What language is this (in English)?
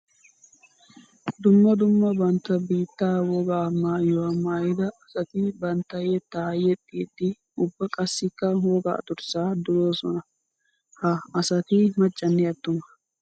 Wolaytta